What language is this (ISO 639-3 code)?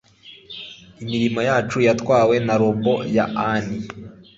kin